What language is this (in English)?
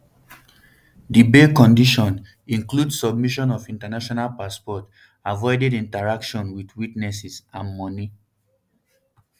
Nigerian Pidgin